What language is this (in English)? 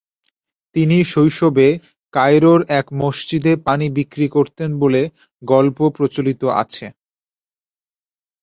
Bangla